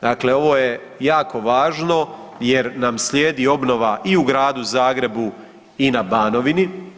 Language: Croatian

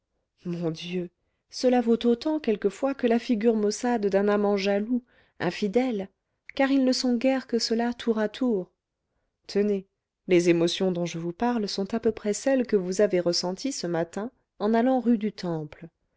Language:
French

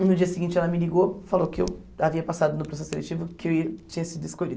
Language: Portuguese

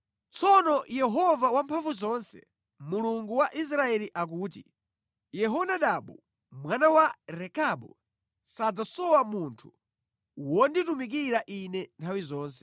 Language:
Nyanja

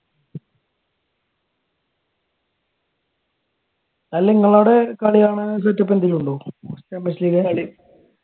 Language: Malayalam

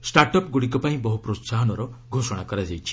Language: Odia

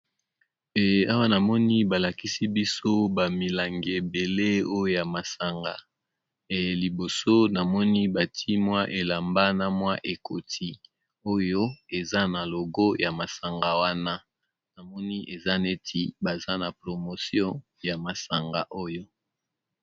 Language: Lingala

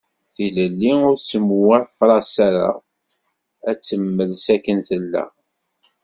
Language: Kabyle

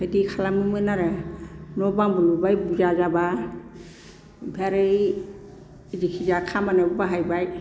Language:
Bodo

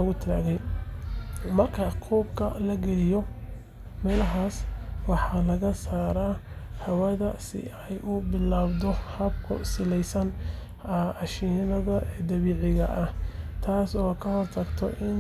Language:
Somali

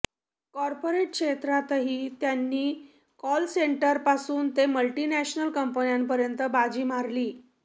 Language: Marathi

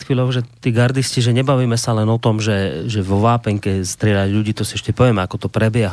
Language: Slovak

